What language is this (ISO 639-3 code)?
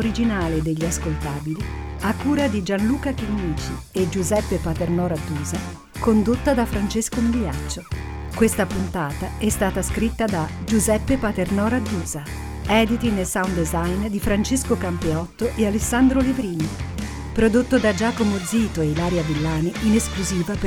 ita